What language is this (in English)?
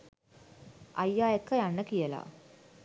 Sinhala